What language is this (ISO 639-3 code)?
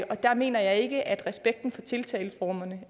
dan